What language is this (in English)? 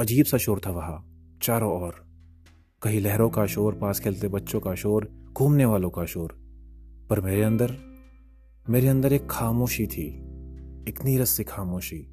Hindi